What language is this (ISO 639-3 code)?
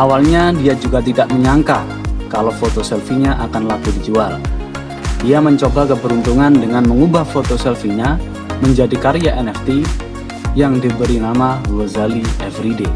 ind